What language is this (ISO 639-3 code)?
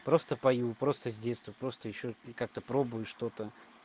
rus